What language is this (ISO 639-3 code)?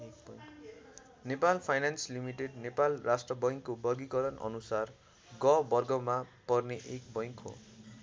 nep